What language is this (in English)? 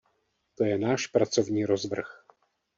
Czech